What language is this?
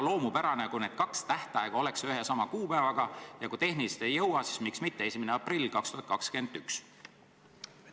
Estonian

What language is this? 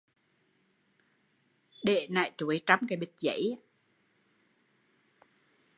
Vietnamese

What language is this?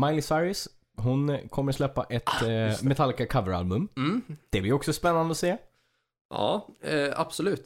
Swedish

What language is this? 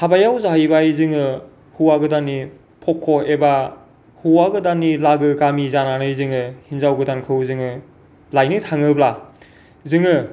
Bodo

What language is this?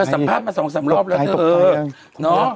Thai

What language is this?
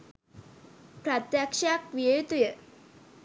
Sinhala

